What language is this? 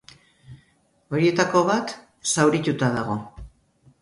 Basque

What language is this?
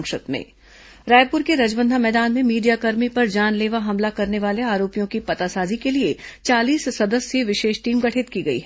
Hindi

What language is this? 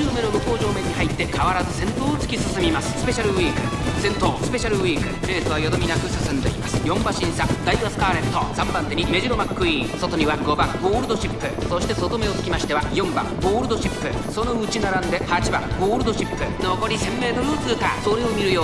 Japanese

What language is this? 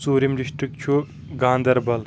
Kashmiri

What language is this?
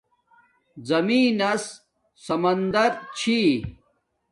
Domaaki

